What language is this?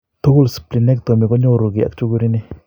Kalenjin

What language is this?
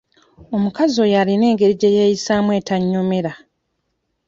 Ganda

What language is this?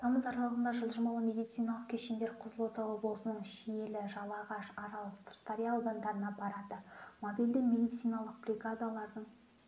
Kazakh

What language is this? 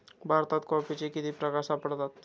Marathi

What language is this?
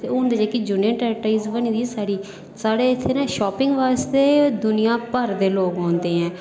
Dogri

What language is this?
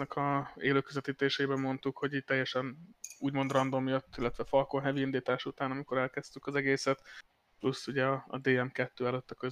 Hungarian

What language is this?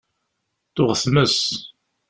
Kabyle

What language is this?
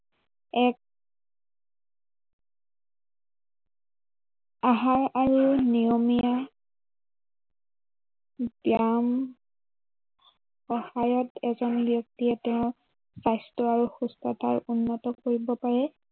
Assamese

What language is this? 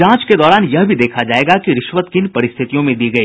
Hindi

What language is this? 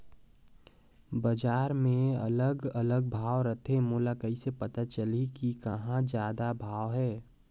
Chhattisgarhi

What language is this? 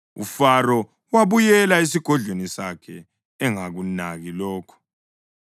North Ndebele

